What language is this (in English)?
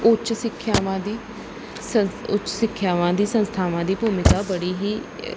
Punjabi